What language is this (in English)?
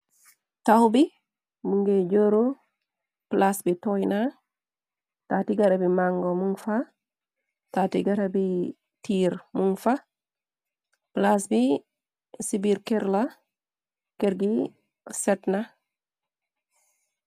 Wolof